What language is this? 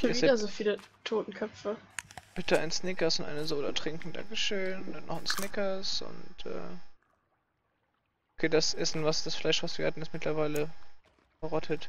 German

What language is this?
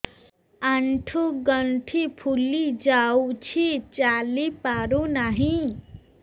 Odia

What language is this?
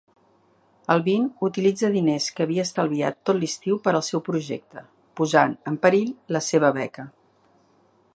Catalan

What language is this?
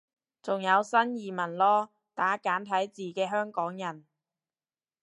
Cantonese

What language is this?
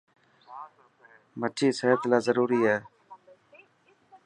Dhatki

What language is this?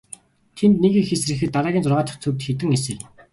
Mongolian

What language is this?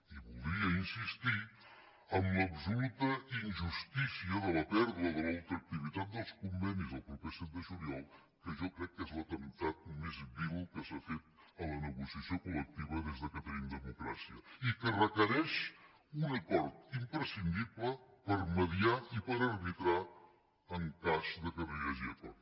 Catalan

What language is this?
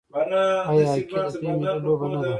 Pashto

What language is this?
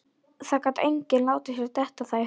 Icelandic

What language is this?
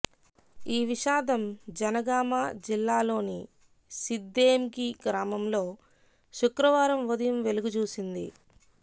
Telugu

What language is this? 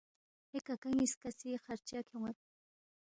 Balti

